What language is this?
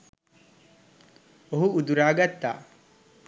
Sinhala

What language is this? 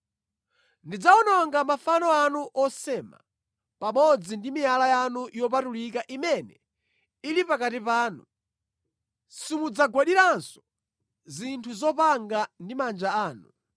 Nyanja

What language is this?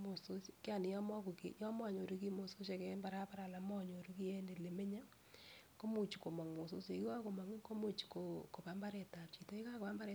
Kalenjin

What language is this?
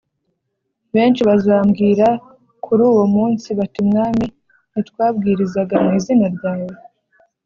Kinyarwanda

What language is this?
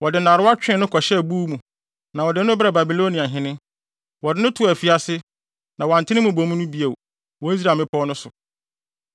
Akan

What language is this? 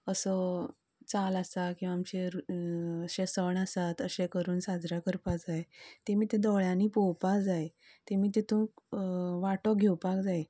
Konkani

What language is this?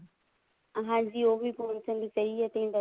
Punjabi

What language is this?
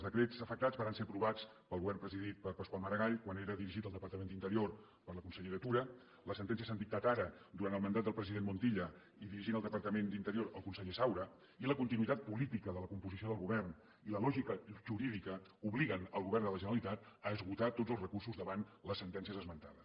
Catalan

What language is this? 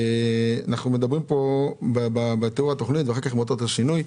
Hebrew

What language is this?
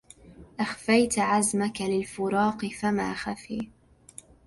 Arabic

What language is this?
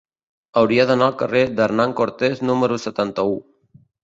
Catalan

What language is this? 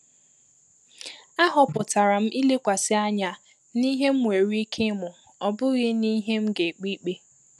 Igbo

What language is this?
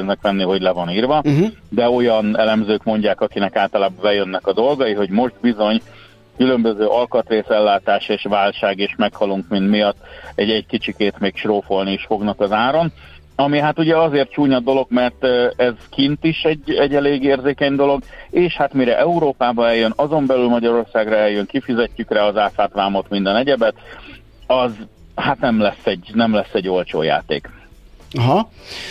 Hungarian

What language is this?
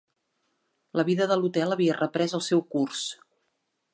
Catalan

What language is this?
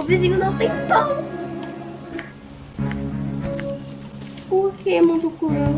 Portuguese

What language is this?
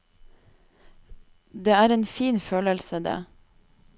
Norwegian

